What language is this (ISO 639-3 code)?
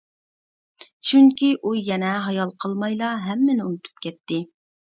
uig